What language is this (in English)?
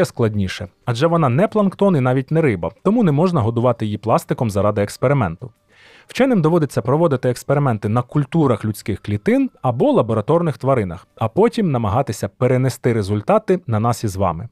Ukrainian